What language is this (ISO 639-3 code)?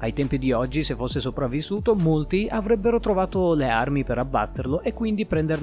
ita